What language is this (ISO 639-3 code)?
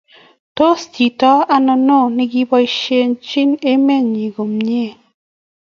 kln